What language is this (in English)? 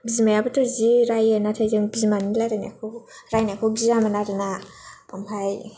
Bodo